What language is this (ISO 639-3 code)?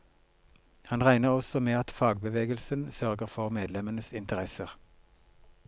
nor